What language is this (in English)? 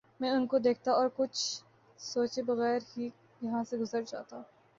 Urdu